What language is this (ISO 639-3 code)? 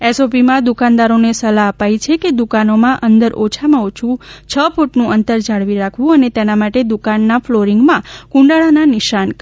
guj